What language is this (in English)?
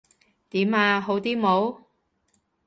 Cantonese